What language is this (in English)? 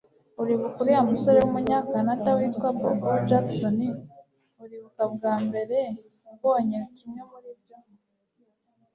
Kinyarwanda